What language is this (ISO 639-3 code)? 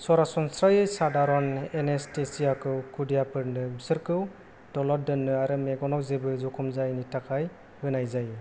brx